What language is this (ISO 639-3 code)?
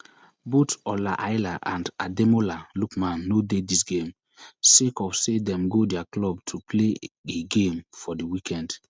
pcm